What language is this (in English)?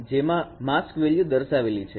Gujarati